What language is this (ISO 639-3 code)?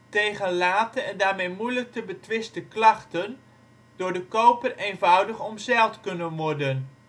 nld